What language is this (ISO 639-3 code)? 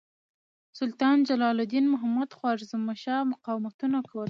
pus